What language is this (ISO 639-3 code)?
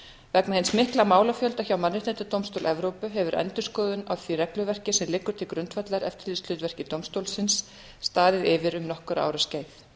isl